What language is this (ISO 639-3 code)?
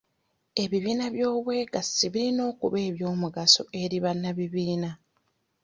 lug